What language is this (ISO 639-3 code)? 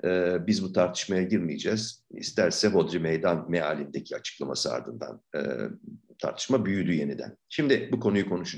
tur